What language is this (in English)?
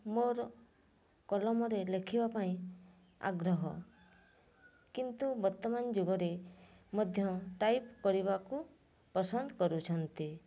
Odia